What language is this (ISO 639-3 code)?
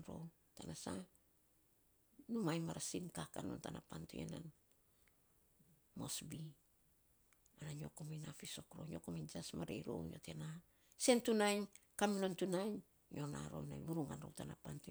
sps